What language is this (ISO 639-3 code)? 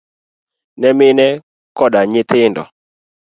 luo